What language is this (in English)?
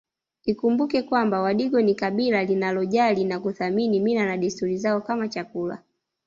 Swahili